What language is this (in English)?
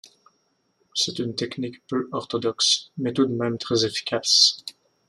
French